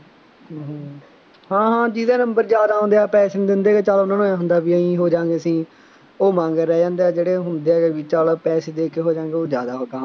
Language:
Punjabi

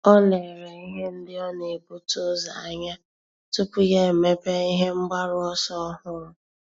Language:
Igbo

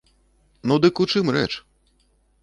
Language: Belarusian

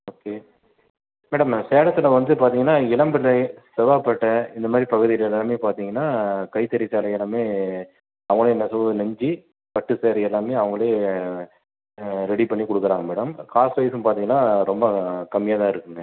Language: Tamil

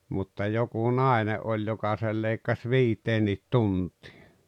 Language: Finnish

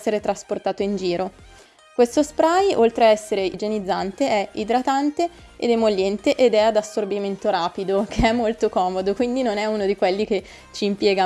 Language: Italian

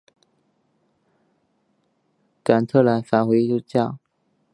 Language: Chinese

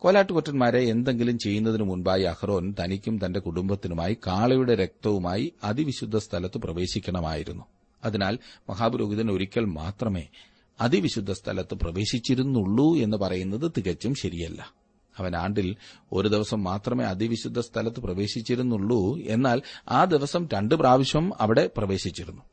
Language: Malayalam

